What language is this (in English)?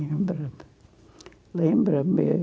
Portuguese